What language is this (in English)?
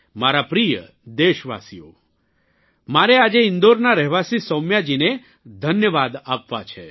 Gujarati